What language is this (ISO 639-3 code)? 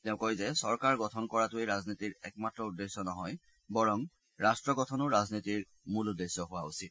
asm